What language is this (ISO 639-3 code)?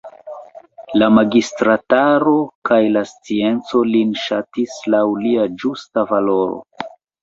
epo